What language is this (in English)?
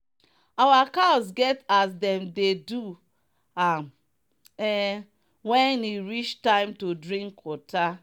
Nigerian Pidgin